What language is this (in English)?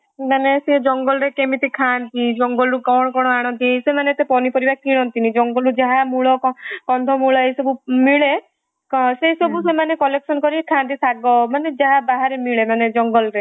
Odia